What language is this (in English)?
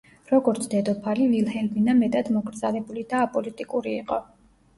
Georgian